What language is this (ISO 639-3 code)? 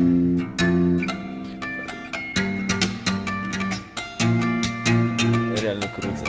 rus